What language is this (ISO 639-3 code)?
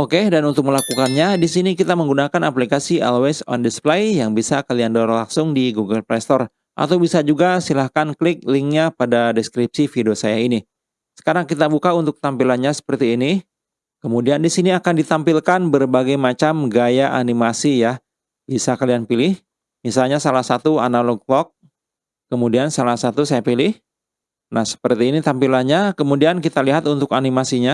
ind